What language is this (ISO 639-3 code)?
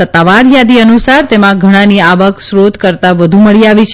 guj